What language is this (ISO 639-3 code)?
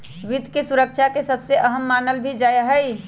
mag